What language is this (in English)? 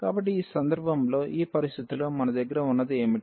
Telugu